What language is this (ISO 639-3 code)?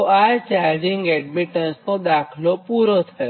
guj